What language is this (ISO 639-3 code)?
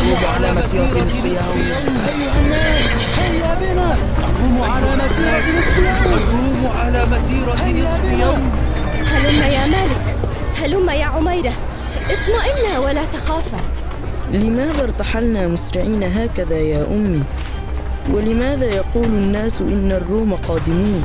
ara